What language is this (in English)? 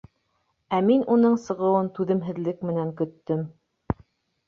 Bashkir